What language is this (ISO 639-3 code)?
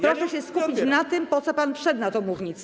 pol